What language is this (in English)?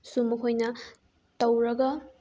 Manipuri